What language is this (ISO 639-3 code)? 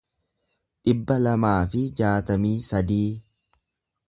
orm